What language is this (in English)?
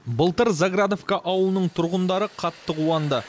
Kazakh